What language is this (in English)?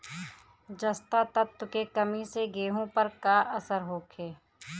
Bhojpuri